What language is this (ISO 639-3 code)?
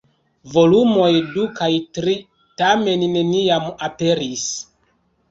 epo